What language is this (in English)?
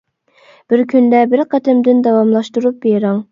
Uyghur